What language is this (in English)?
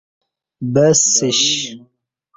Kati